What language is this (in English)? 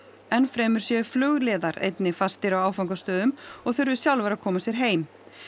Icelandic